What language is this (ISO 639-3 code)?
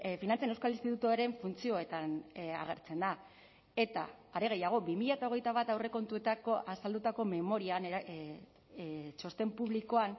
eus